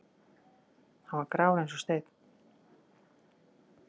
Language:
Icelandic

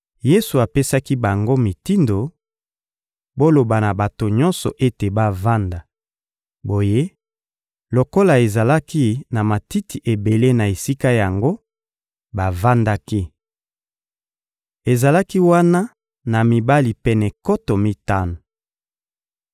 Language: Lingala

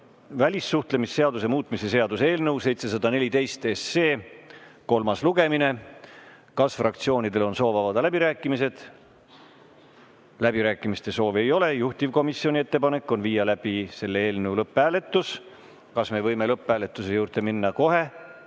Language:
Estonian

